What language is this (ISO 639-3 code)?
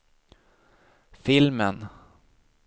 swe